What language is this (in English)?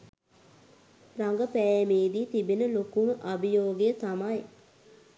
Sinhala